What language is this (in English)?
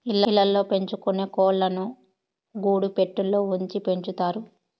Telugu